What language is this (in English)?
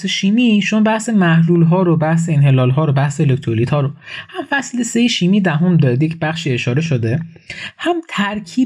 Persian